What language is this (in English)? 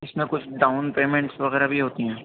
Urdu